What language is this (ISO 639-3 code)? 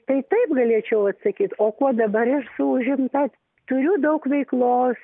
lit